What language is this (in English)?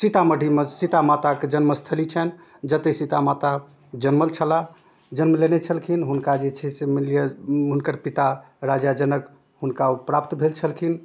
Maithili